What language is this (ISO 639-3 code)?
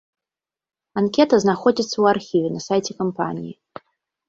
bel